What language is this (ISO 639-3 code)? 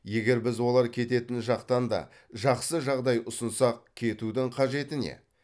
kaz